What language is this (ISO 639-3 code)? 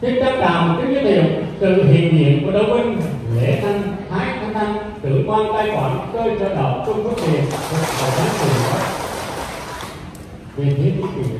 vie